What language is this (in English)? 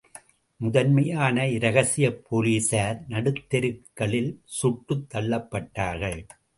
Tamil